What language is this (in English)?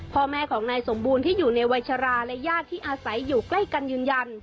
Thai